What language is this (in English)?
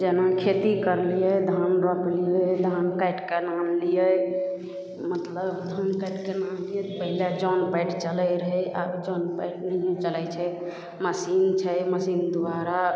Maithili